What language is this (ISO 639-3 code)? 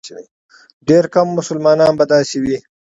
pus